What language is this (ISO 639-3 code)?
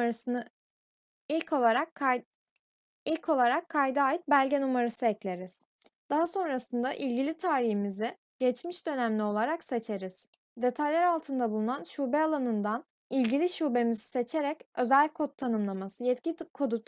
tur